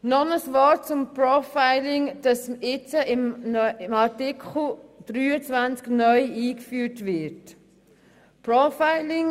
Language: Swiss German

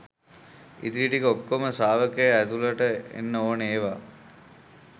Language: Sinhala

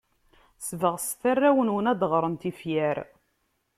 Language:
Kabyle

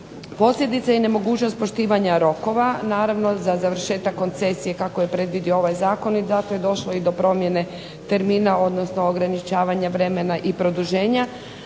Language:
Croatian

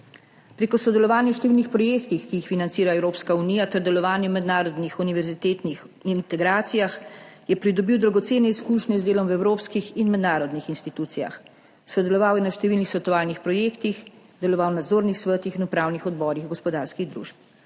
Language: Slovenian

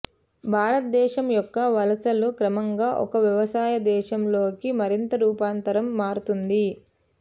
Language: Telugu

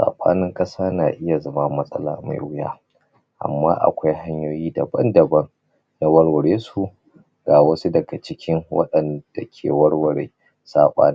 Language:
Hausa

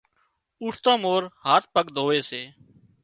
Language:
Wadiyara Koli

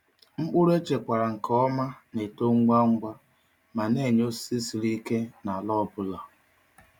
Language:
Igbo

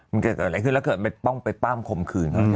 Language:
Thai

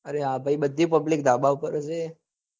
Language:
Gujarati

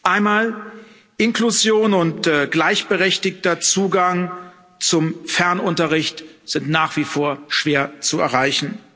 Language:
German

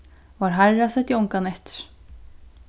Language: Faroese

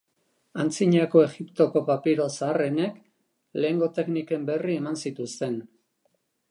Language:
Basque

